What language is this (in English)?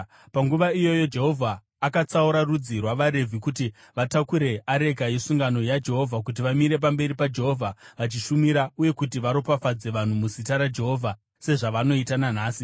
Shona